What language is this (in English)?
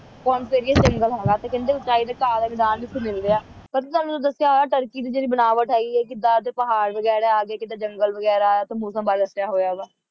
Punjabi